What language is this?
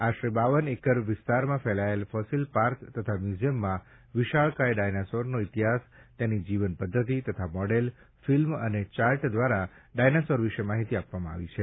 Gujarati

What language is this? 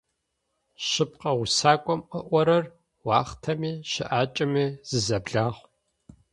Adyghe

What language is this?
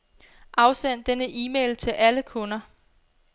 Danish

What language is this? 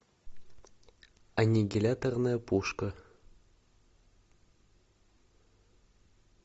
Russian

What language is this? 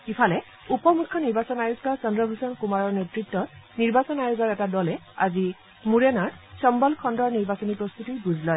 Assamese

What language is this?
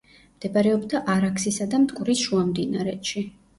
Georgian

